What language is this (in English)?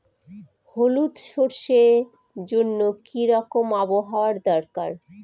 Bangla